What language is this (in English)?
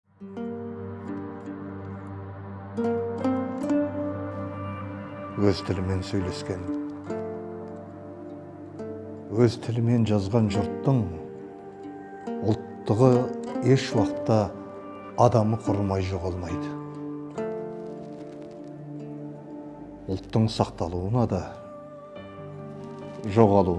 Turkish